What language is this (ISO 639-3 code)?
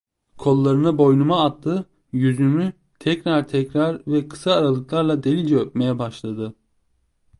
tur